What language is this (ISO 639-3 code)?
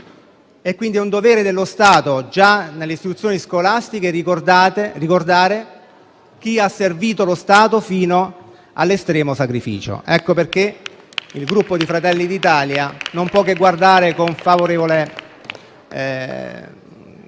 ita